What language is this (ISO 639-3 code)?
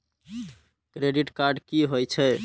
mai